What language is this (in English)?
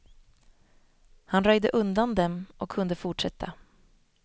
Swedish